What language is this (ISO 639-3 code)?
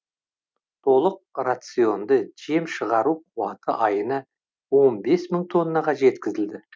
kaz